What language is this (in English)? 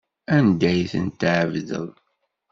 Kabyle